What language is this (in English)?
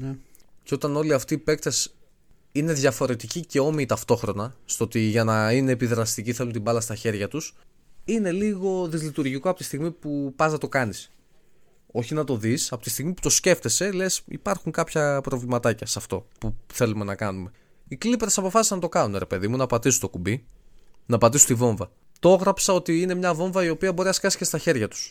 Greek